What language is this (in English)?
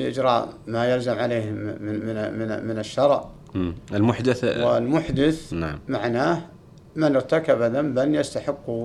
Arabic